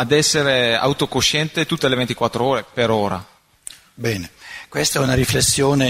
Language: Italian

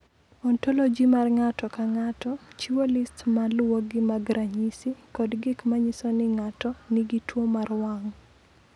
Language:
Luo (Kenya and Tanzania)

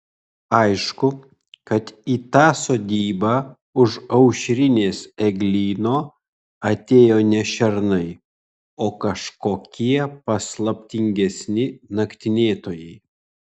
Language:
Lithuanian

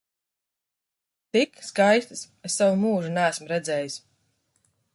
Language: Latvian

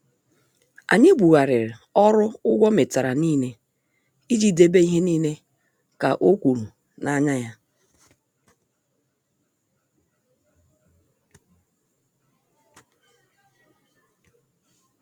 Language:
Igbo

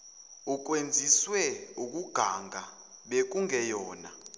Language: Zulu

